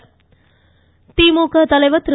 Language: Tamil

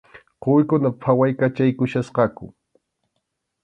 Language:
Arequipa-La Unión Quechua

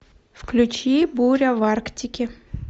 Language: Russian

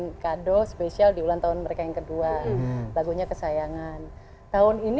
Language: Indonesian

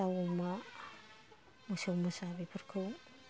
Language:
Bodo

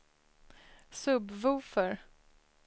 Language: Swedish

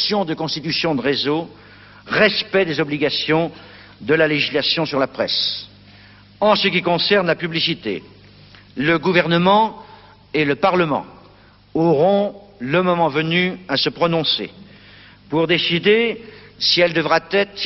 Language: French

